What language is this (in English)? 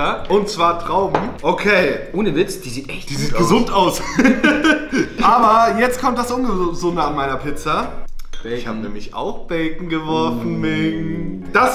German